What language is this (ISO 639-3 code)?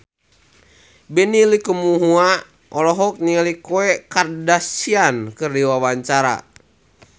sun